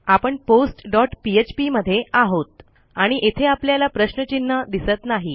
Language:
Marathi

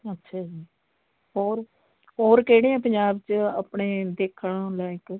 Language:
Punjabi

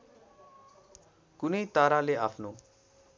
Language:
Nepali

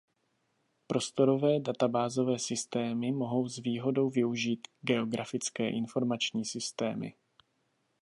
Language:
Czech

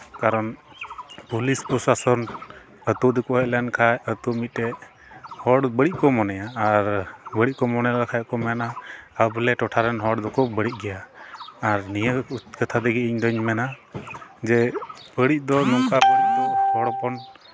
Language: Santali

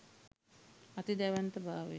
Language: Sinhala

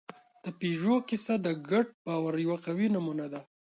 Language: Pashto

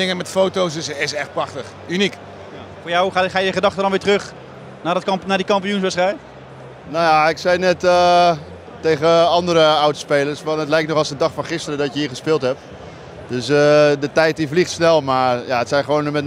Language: Dutch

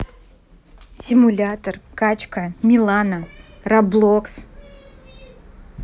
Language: Russian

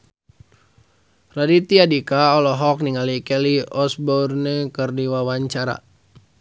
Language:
Sundanese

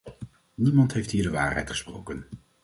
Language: Dutch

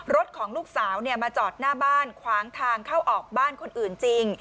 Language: Thai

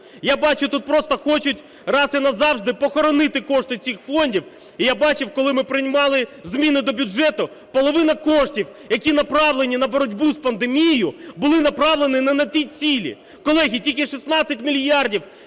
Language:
Ukrainian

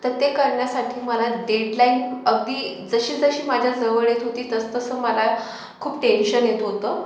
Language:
Marathi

